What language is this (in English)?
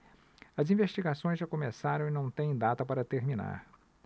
Portuguese